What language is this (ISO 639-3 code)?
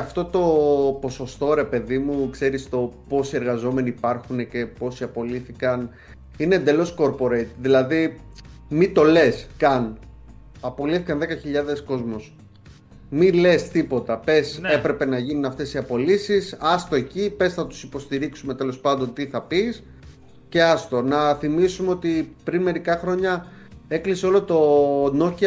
ell